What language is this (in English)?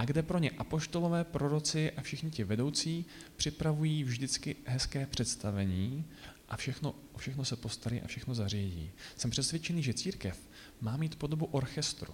Czech